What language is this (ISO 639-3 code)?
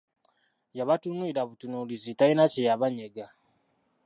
lug